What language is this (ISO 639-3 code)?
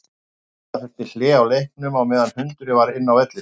isl